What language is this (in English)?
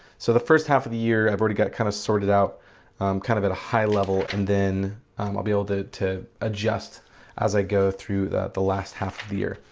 English